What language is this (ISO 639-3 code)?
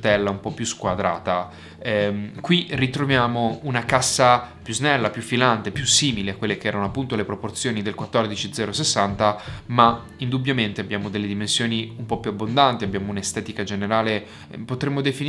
ita